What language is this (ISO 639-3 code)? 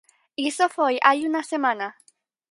glg